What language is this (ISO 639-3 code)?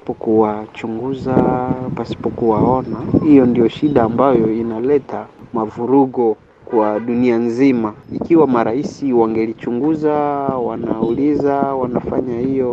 swa